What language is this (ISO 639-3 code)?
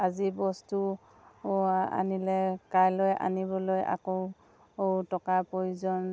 asm